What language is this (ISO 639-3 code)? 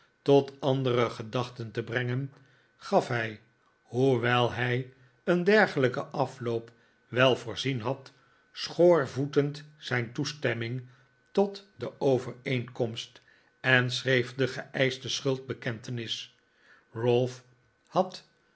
nld